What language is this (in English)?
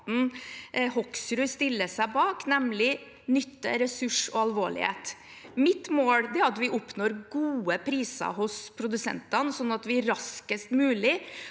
Norwegian